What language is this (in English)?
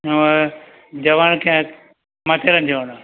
Gujarati